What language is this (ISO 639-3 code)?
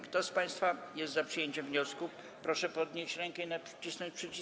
pol